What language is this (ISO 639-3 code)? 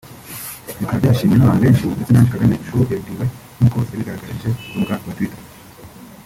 kin